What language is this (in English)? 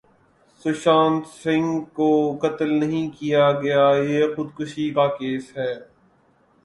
Urdu